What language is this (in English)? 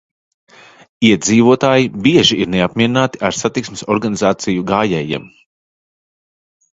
Latvian